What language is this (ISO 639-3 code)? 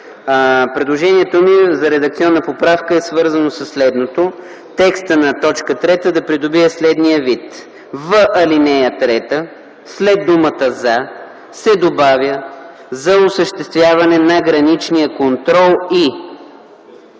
bul